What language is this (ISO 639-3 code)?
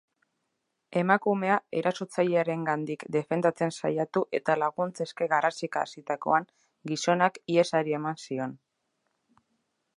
eus